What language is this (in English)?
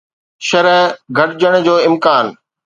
Sindhi